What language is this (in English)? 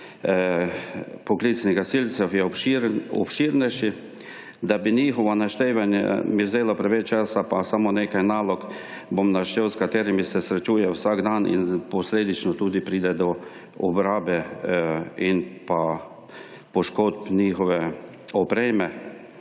Slovenian